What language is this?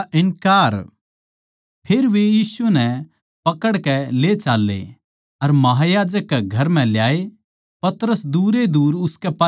Haryanvi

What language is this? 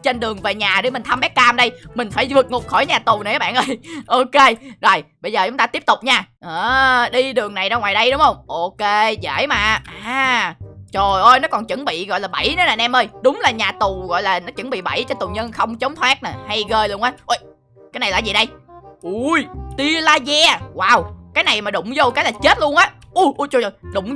Vietnamese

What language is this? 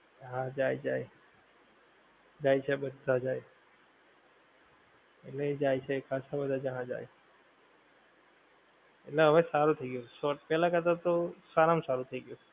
Gujarati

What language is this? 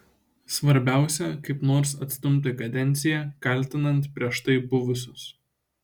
Lithuanian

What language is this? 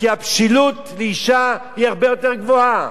Hebrew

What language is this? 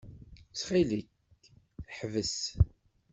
Kabyle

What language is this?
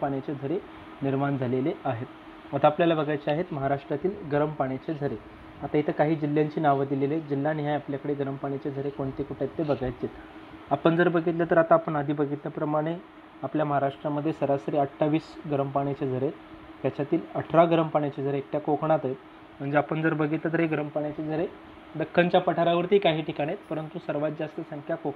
Hindi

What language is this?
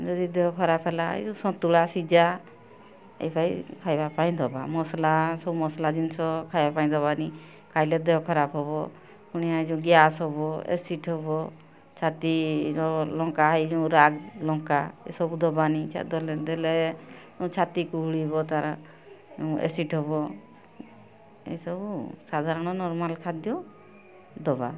Odia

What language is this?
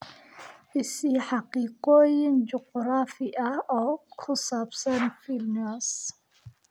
Somali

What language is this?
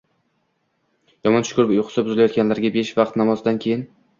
Uzbek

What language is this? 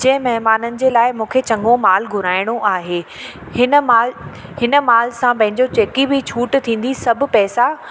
Sindhi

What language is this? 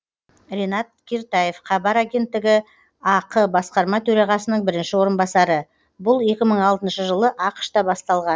Kazakh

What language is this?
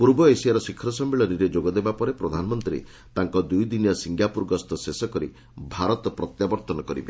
Odia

